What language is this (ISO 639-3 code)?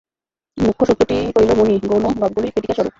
ben